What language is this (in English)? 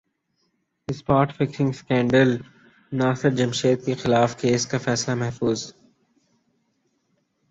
Urdu